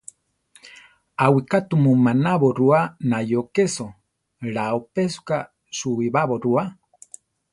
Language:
Central Tarahumara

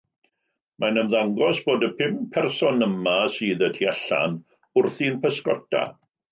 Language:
Welsh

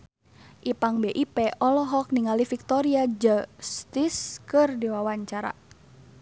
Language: Sundanese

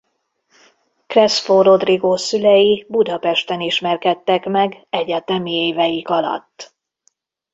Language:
Hungarian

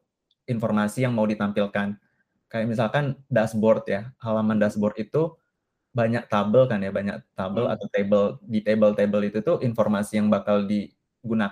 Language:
Indonesian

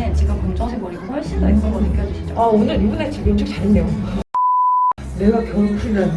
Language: Korean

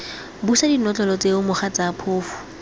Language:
Tswana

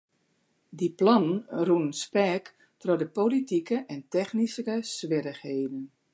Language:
Western Frisian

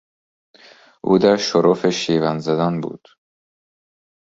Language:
Persian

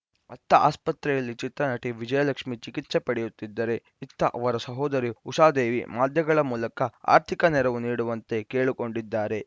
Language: Kannada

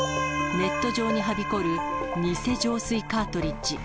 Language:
Japanese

